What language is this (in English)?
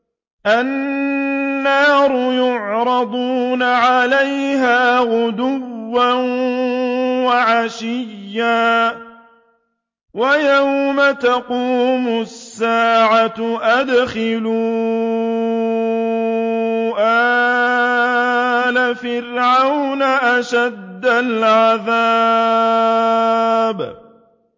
Arabic